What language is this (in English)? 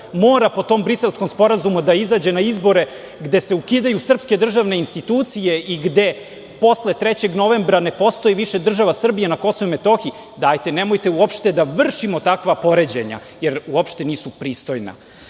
Serbian